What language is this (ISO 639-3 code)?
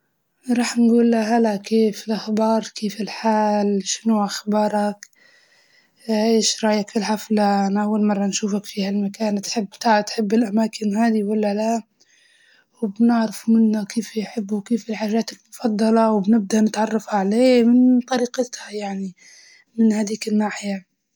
ayl